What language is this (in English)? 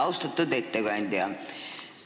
Estonian